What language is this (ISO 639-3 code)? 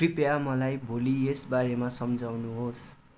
nep